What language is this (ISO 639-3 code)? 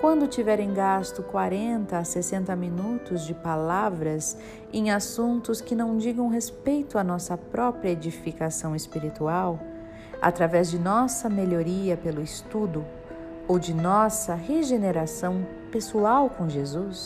por